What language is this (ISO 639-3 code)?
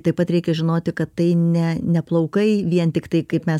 lit